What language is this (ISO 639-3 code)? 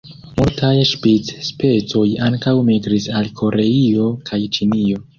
epo